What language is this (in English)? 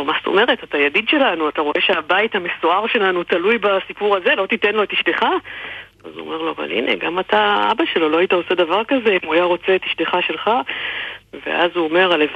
Hebrew